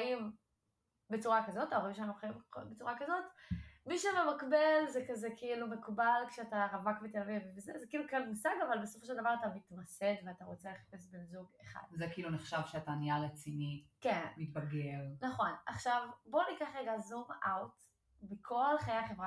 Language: Hebrew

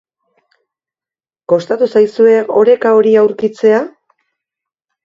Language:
Basque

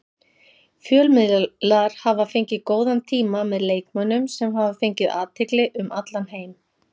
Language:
Icelandic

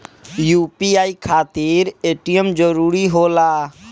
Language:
Bhojpuri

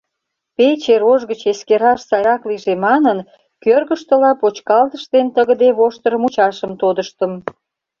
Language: Mari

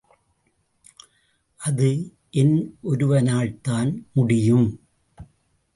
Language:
Tamil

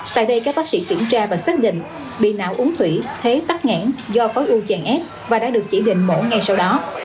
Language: Vietnamese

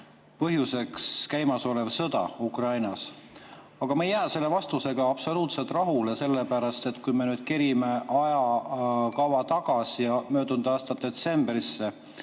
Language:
Estonian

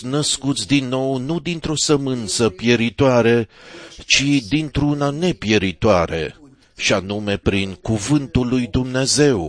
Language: Romanian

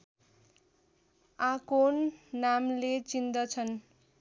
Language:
Nepali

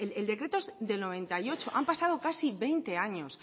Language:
Spanish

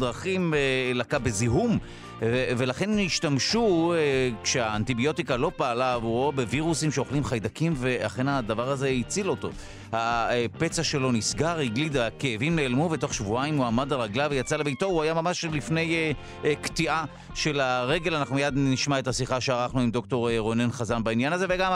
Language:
Hebrew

